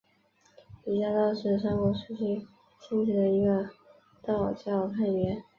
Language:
Chinese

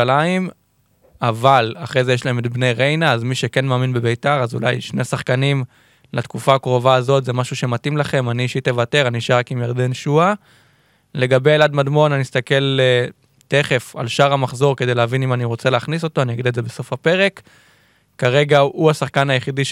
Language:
Hebrew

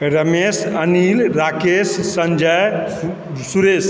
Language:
Maithili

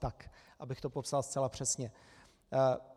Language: Czech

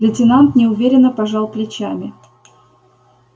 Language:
Russian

